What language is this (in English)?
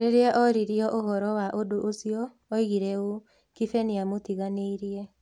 Kikuyu